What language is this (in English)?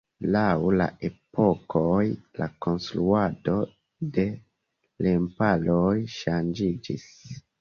Esperanto